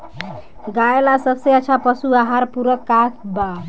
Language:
Bhojpuri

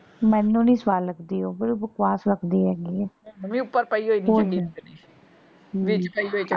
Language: Punjabi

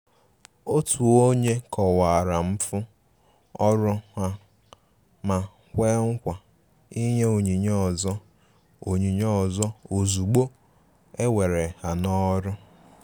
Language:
Igbo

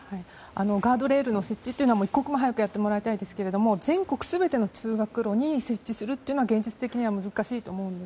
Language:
Japanese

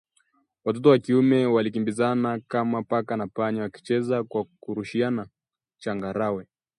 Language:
Swahili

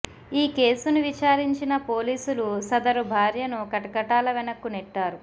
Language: Telugu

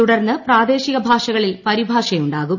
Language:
Malayalam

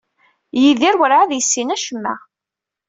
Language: Kabyle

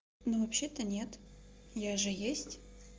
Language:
Russian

